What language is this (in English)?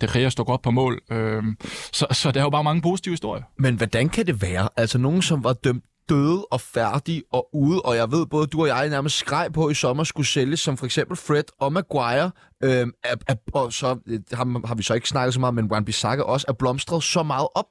Danish